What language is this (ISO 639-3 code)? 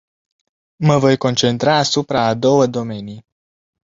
ron